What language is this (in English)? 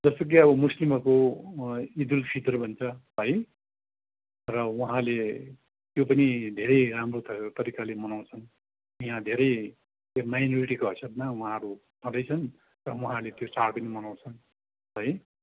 Nepali